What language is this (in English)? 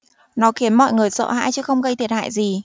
Vietnamese